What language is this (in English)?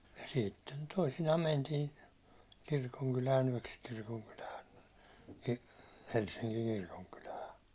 Finnish